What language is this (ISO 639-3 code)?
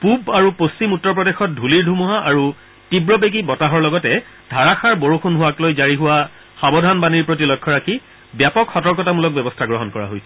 asm